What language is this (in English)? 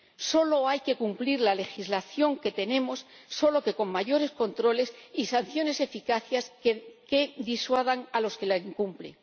Spanish